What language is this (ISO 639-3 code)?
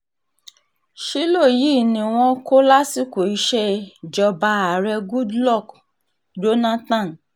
yor